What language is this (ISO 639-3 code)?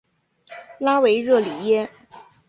zho